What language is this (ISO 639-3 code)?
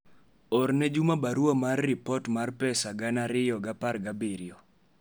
luo